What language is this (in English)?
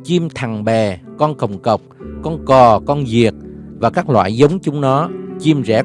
Vietnamese